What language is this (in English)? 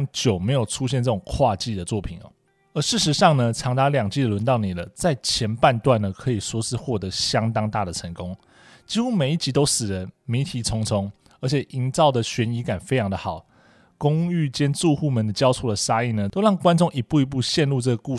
Chinese